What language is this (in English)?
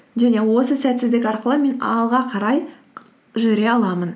Kazakh